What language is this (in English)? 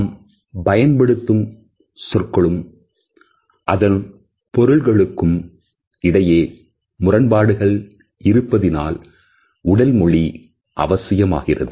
Tamil